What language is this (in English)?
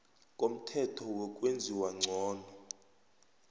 South Ndebele